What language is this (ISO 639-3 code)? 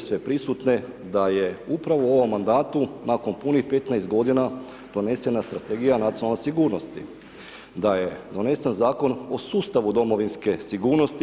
hrv